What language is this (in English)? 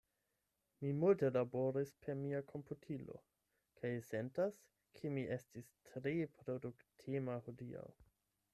Esperanto